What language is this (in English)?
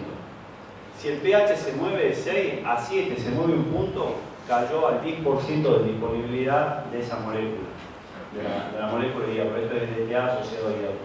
Spanish